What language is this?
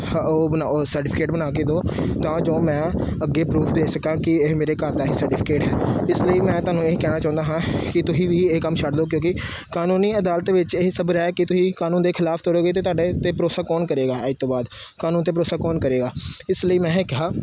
Punjabi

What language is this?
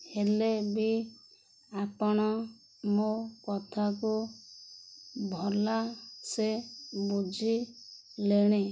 Odia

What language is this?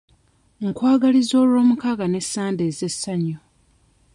Ganda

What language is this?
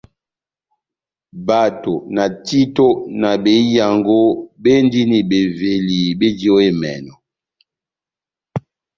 Batanga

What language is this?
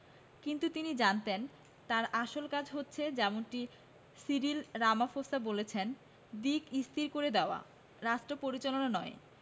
Bangla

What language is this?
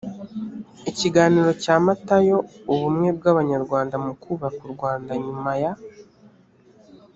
Kinyarwanda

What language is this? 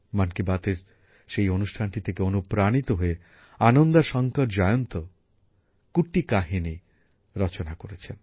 Bangla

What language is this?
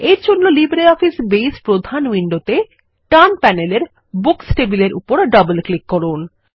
Bangla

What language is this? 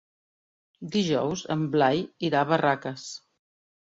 Catalan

